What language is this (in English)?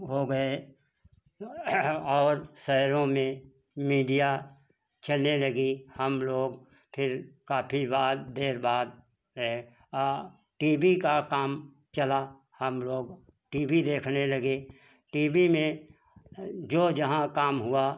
Hindi